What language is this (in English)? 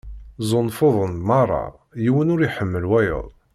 Kabyle